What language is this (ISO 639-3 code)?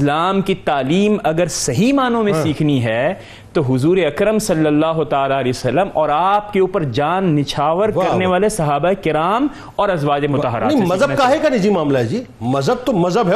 urd